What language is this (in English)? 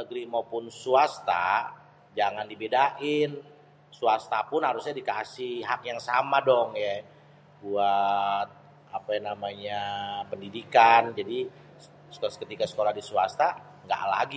Betawi